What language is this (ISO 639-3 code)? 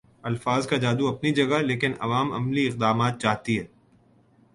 urd